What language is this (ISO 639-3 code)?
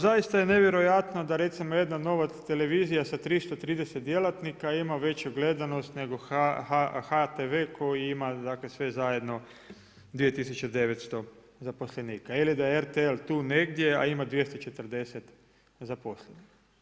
hrv